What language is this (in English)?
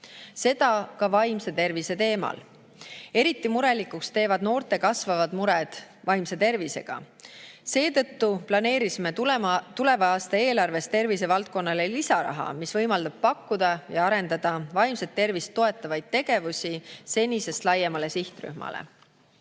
Estonian